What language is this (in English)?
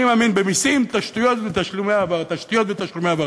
Hebrew